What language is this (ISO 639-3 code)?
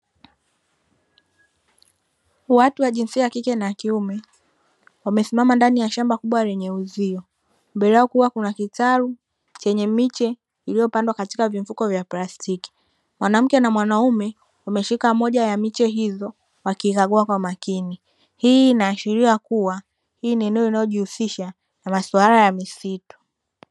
swa